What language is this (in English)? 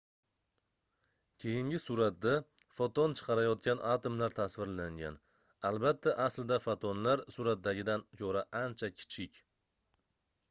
Uzbek